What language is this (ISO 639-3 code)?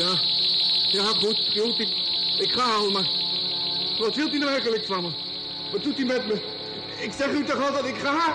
nld